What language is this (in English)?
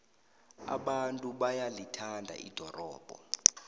South Ndebele